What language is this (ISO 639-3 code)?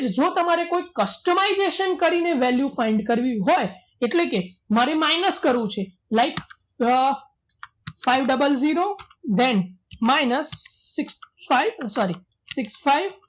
guj